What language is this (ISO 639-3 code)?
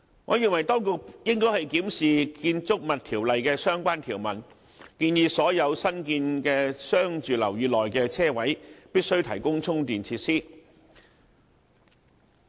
yue